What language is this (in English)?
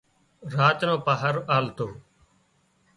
Wadiyara Koli